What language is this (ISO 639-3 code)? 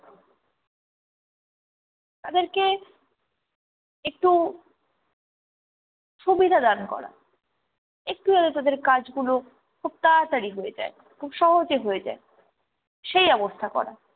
ben